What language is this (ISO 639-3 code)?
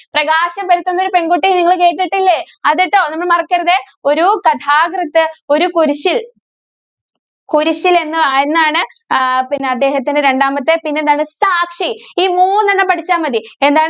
mal